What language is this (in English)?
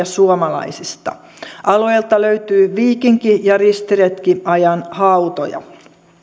Finnish